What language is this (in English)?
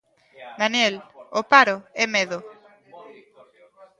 Galician